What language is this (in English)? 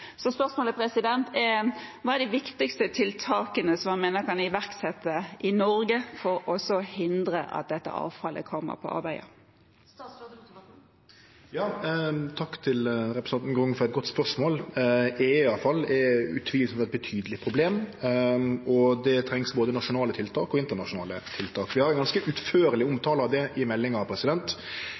Norwegian